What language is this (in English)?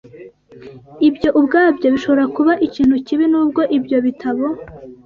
Kinyarwanda